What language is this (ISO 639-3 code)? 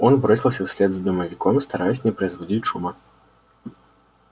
rus